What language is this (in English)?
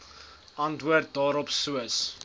Afrikaans